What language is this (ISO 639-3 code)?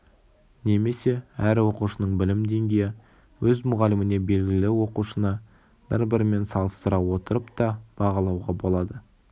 kaz